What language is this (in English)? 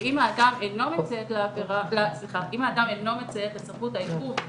Hebrew